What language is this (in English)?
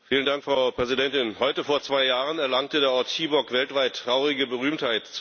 German